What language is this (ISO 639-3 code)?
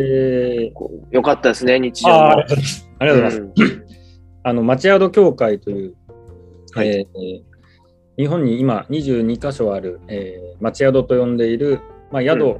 jpn